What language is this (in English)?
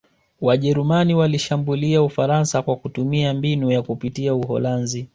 Swahili